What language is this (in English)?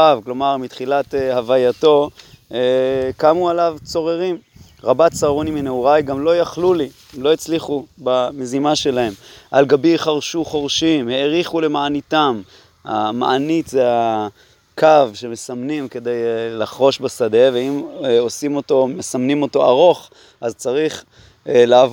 Hebrew